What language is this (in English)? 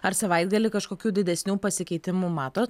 Lithuanian